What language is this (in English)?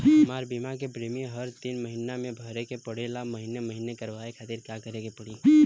Bhojpuri